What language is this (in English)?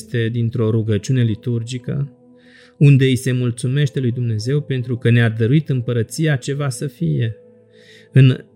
Romanian